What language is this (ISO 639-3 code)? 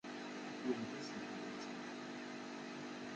kab